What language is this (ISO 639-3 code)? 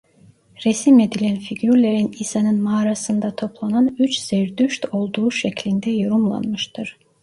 tur